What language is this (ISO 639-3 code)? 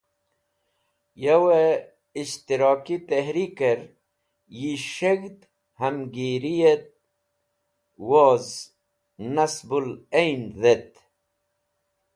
wbl